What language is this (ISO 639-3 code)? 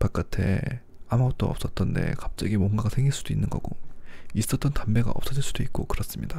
kor